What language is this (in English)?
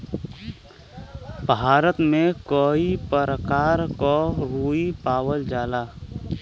Bhojpuri